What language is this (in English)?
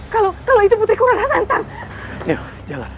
Indonesian